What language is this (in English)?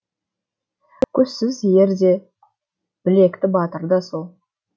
Kazakh